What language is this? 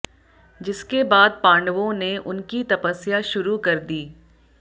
Hindi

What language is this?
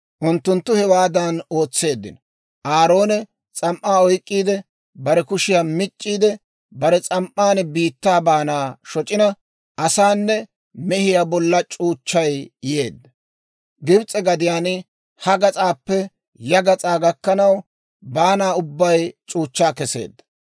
Dawro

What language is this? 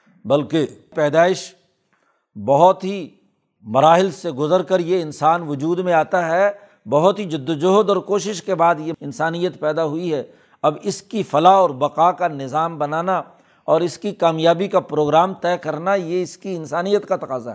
Urdu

